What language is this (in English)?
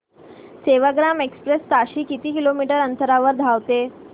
Marathi